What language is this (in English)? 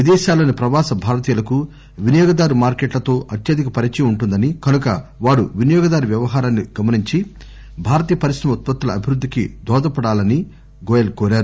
Telugu